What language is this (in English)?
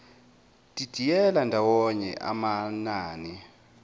Zulu